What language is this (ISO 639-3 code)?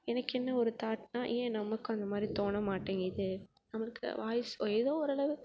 tam